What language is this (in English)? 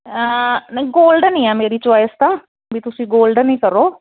Punjabi